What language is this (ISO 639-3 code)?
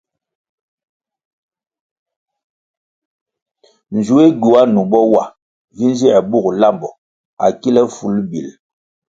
nmg